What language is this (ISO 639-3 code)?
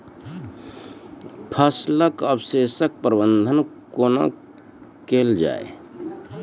mai